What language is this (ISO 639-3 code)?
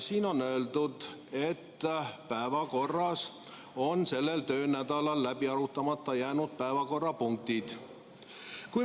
est